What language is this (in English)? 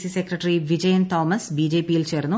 Malayalam